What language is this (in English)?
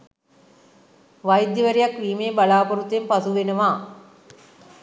Sinhala